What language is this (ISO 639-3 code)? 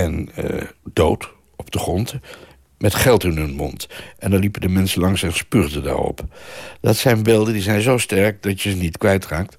nld